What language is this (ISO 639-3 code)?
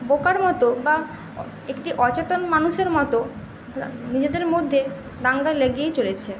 ben